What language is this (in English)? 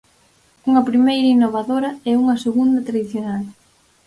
Galician